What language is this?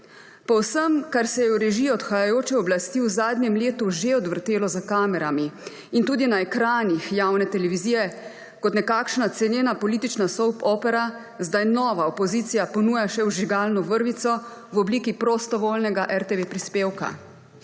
Slovenian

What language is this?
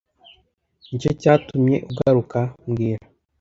Kinyarwanda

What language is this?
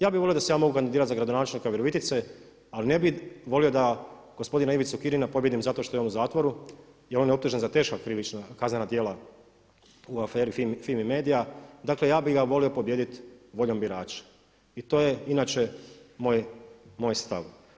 Croatian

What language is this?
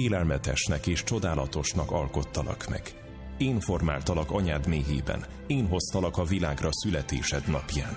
Hungarian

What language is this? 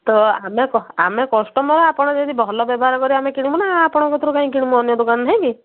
Odia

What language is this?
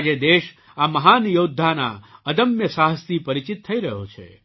Gujarati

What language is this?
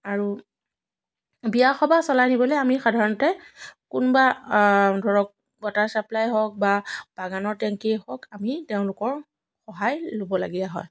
Assamese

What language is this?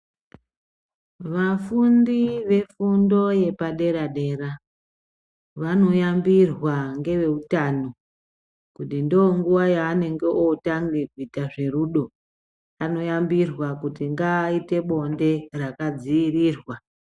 Ndau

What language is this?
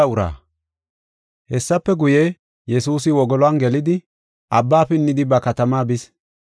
Gofa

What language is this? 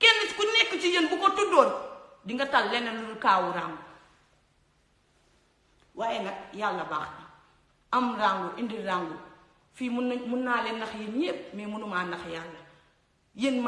French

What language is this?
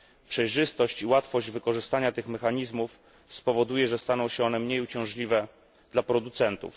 Polish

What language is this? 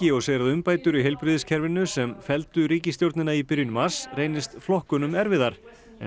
Icelandic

